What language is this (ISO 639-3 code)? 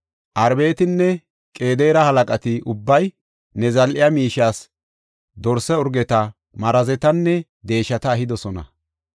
gof